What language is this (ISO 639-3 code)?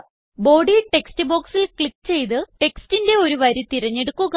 mal